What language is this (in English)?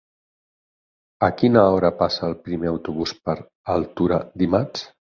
Catalan